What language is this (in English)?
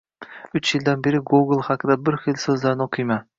Uzbek